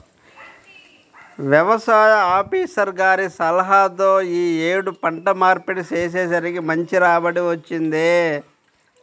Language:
Telugu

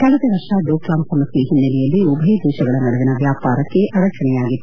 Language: Kannada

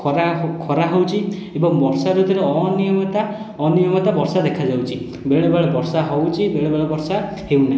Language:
Odia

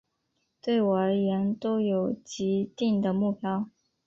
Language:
Chinese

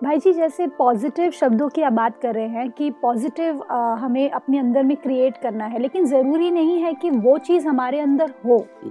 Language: Hindi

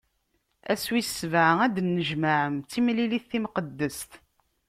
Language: Kabyle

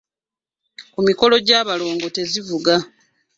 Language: Ganda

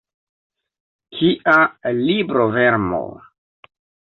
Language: Esperanto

